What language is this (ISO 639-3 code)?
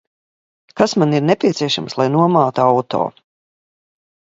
lav